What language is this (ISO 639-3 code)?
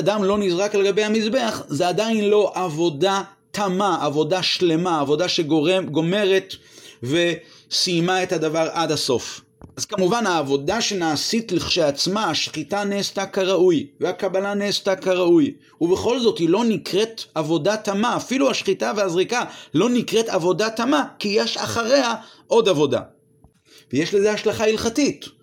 heb